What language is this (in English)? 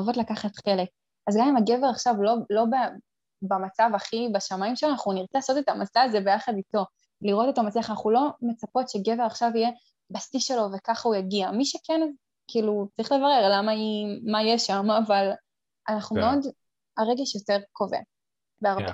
Hebrew